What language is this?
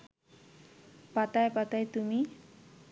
Bangla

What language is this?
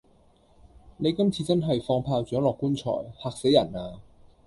Cantonese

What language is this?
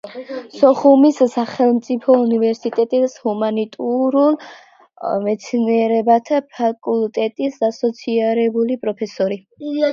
Georgian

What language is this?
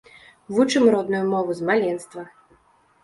Belarusian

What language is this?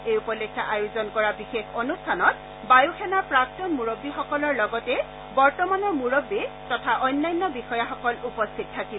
Assamese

